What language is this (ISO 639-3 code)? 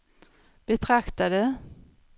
swe